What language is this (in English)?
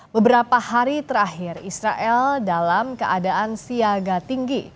Indonesian